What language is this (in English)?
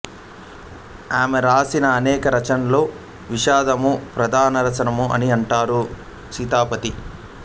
Telugu